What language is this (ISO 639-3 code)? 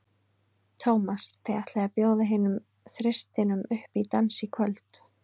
isl